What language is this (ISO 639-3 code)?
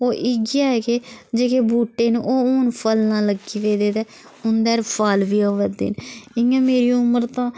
doi